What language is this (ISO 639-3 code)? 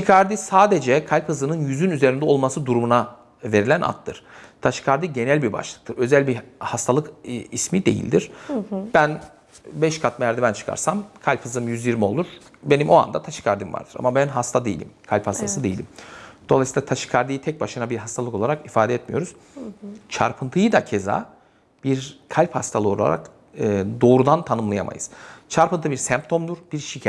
tur